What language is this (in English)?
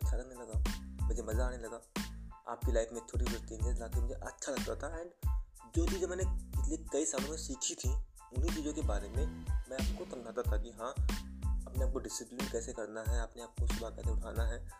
Hindi